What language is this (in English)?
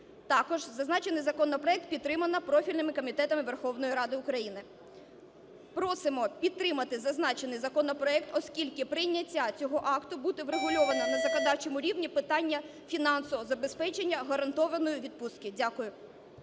Ukrainian